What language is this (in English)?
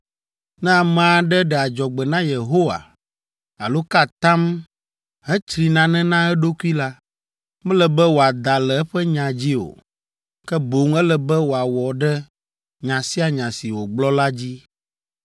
Ewe